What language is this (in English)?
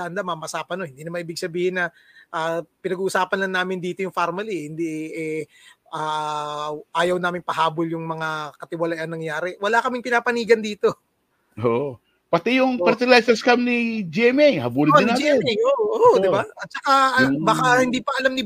Filipino